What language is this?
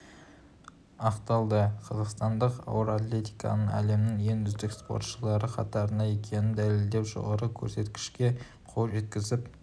Kazakh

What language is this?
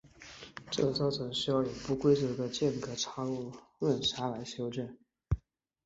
Chinese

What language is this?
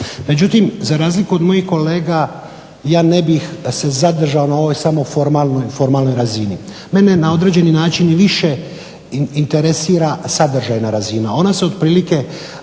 Croatian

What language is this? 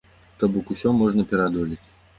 Belarusian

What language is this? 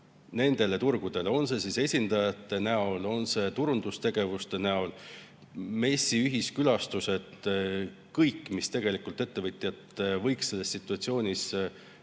Estonian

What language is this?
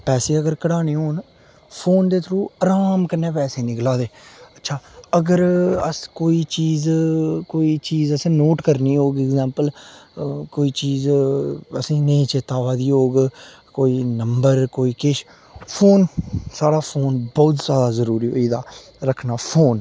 Dogri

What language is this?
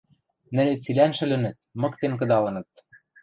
Western Mari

